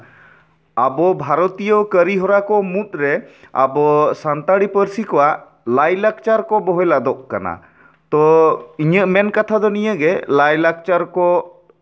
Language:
Santali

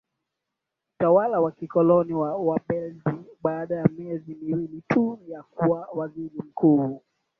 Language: Swahili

